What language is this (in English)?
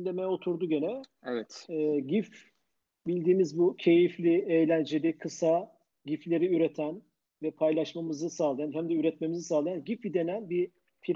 Turkish